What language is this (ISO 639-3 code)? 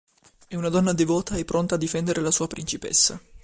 ita